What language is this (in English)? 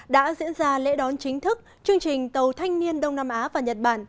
Vietnamese